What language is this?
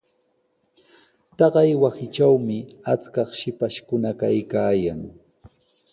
Sihuas Ancash Quechua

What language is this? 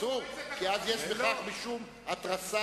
Hebrew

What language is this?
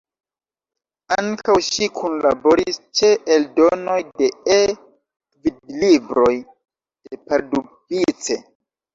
Esperanto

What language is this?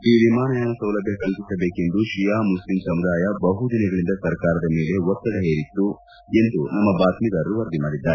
Kannada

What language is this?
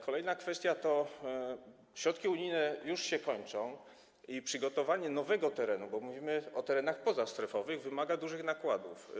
Polish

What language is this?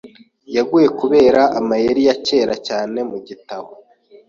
Kinyarwanda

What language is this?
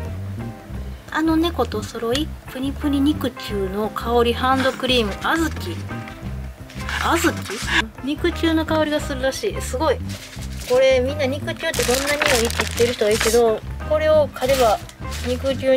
Japanese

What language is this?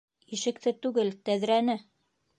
Bashkir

